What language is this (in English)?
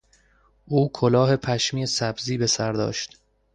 Persian